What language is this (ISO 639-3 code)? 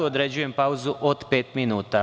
srp